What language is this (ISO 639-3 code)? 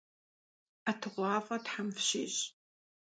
kbd